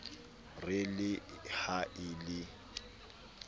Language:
Southern Sotho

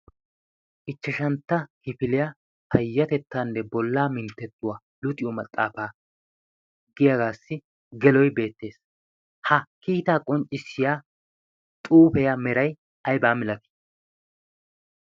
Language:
Wolaytta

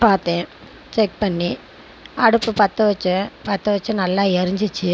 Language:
Tamil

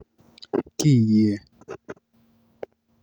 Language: Luo (Kenya and Tanzania)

